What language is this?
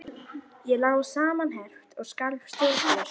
Icelandic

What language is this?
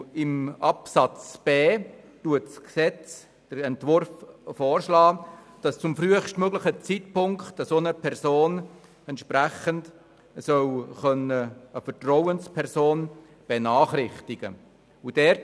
Swiss German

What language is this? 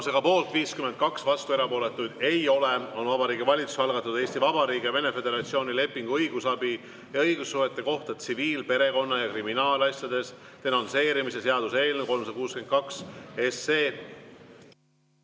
Estonian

